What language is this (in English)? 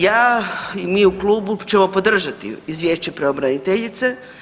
Croatian